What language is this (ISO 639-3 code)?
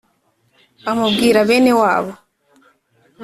kin